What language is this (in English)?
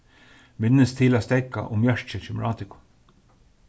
Faroese